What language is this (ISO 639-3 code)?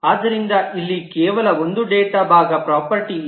kan